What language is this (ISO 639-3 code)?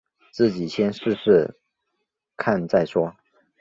zho